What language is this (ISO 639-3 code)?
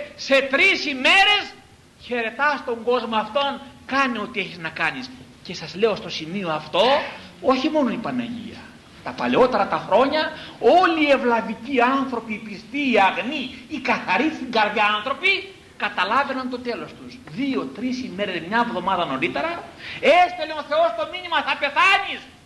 ell